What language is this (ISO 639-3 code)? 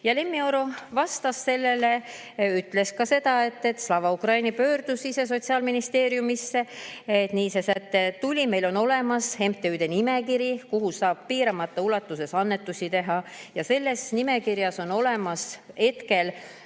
est